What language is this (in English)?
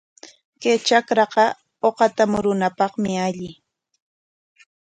Corongo Ancash Quechua